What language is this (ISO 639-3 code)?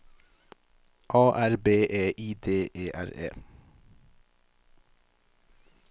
nor